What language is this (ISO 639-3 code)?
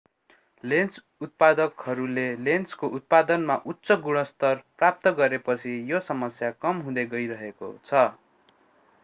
nep